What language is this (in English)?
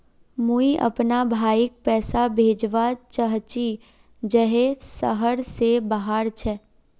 Magahi